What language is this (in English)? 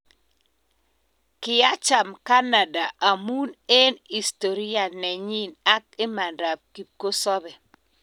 Kalenjin